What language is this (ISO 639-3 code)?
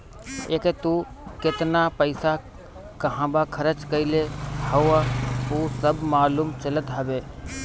bho